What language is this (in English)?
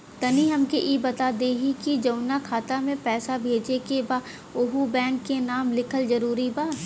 Bhojpuri